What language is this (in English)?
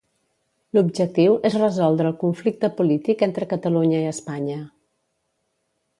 Catalan